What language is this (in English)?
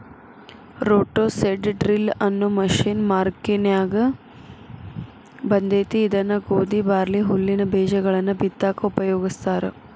Kannada